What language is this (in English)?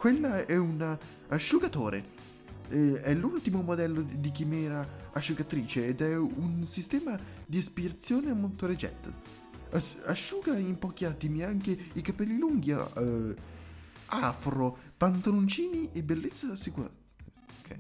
Italian